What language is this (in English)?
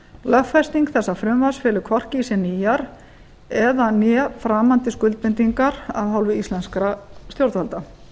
Icelandic